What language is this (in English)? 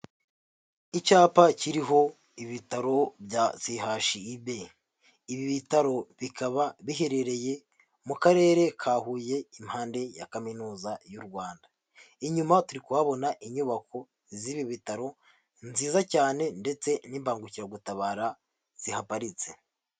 Kinyarwanda